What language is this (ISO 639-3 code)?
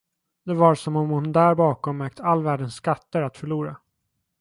swe